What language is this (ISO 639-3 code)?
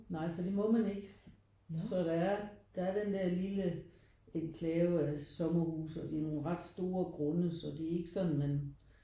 dan